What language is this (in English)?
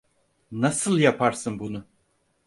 Turkish